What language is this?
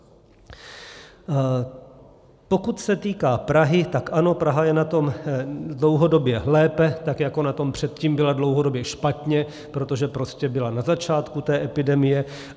Czech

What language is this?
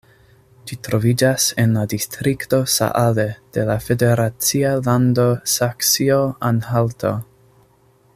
Esperanto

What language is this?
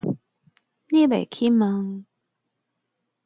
Min Nan Chinese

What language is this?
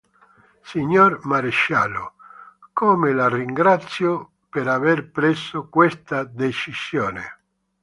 Italian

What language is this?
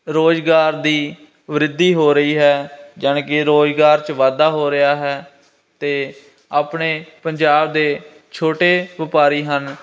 Punjabi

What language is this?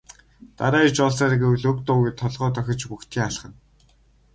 Mongolian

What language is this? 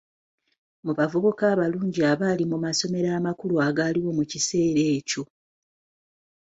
Ganda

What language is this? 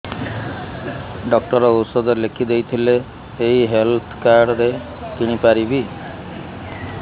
Odia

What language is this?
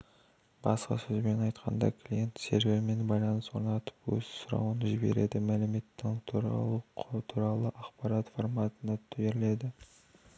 Kazakh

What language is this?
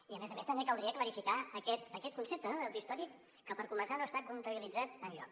Catalan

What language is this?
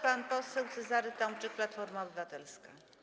Polish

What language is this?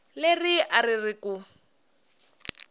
Tsonga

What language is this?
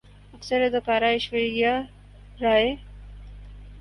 Urdu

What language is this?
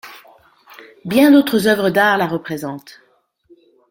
French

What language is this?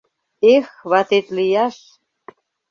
Mari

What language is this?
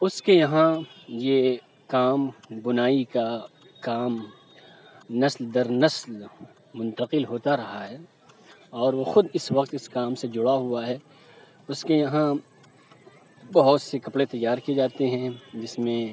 Urdu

